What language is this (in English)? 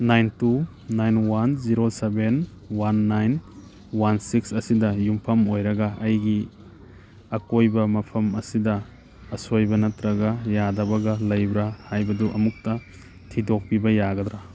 Manipuri